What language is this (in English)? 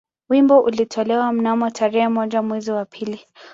Swahili